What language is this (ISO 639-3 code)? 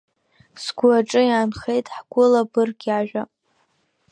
abk